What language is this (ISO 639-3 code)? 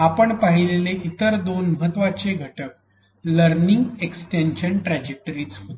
mar